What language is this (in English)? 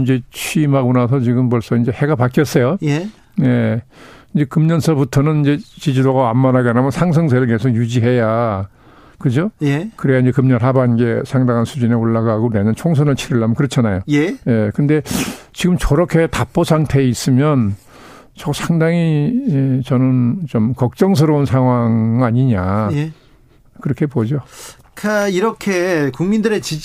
Korean